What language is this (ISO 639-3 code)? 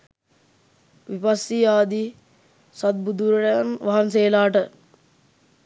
sin